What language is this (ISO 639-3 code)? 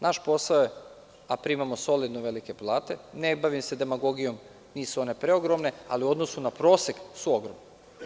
srp